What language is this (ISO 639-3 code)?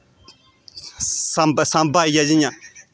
doi